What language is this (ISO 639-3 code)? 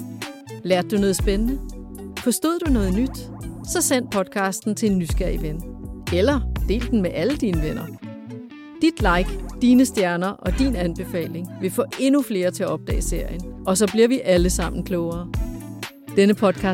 dan